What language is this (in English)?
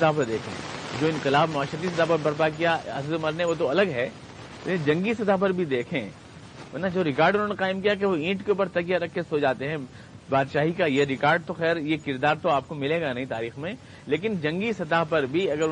Urdu